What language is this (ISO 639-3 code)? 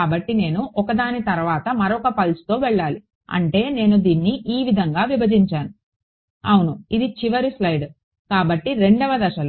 tel